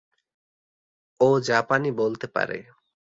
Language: Bangla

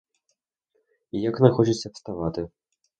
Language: Ukrainian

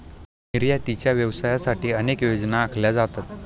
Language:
Marathi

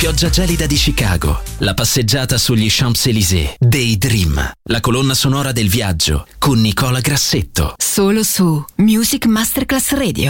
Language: Italian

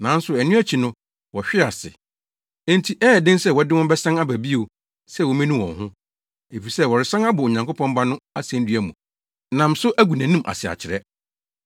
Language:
Akan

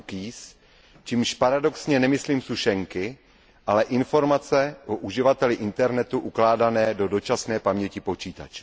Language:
Czech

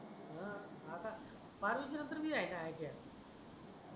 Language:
Marathi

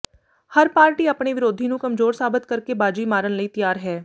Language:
Punjabi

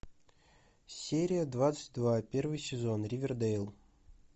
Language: Russian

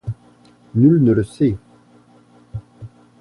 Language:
French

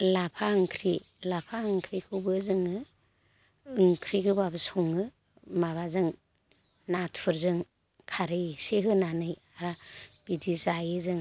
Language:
Bodo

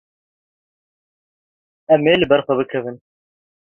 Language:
Kurdish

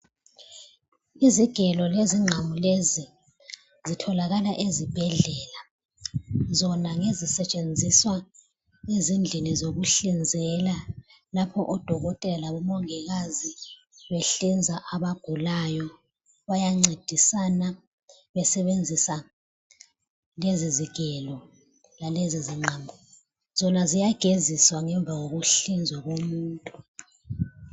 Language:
North Ndebele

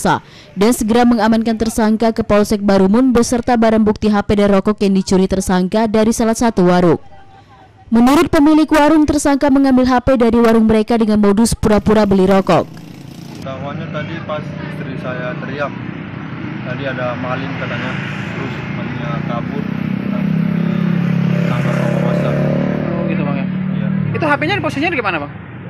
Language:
Indonesian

